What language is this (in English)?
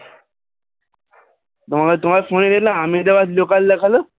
Bangla